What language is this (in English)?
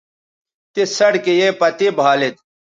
Bateri